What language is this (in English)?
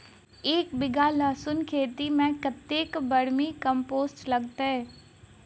Maithili